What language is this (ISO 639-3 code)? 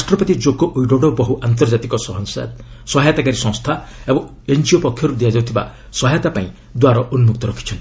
ori